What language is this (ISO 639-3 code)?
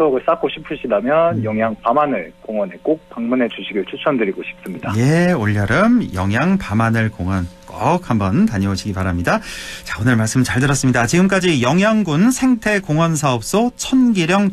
kor